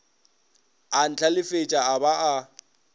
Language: Northern Sotho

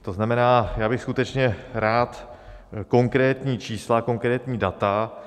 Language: Czech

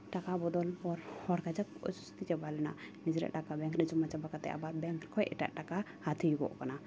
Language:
Santali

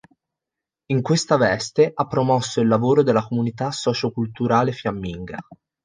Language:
Italian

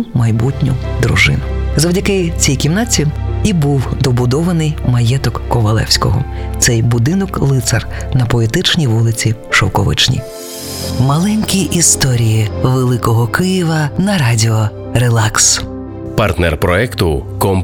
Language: Ukrainian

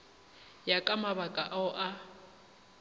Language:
Northern Sotho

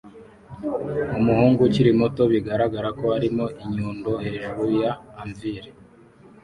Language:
Kinyarwanda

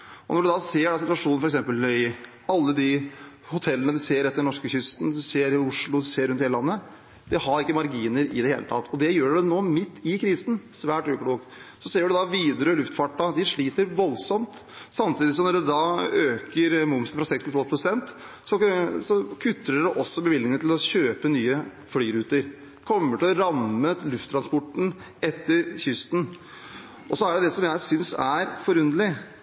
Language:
Norwegian Bokmål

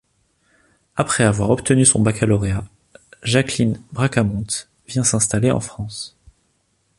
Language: French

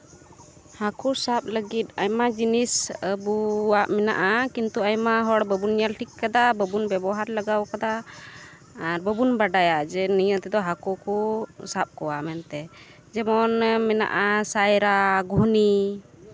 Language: Santali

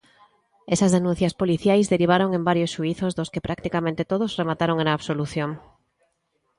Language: Galician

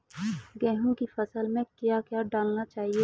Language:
Hindi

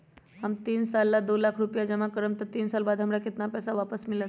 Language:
Magahi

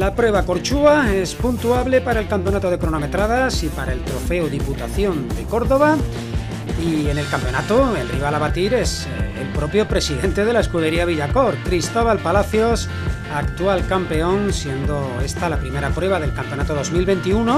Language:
Spanish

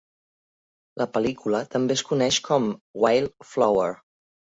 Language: Catalan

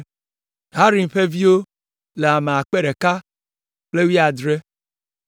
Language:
Ewe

